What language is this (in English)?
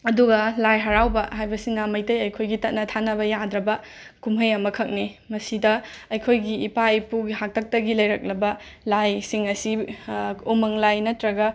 Manipuri